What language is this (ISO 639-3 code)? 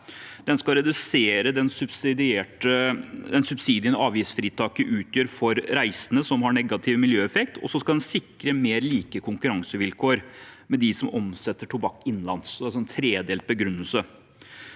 nor